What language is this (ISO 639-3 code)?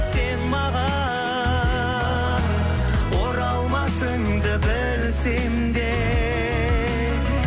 kaz